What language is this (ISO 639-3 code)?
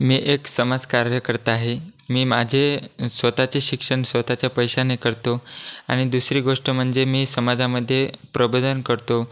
mar